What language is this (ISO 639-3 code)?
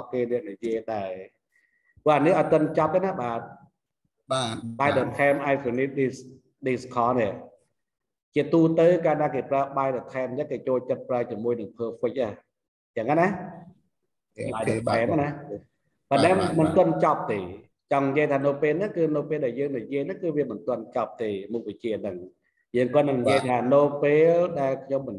vie